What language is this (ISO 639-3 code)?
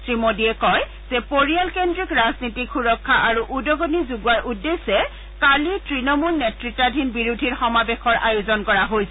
asm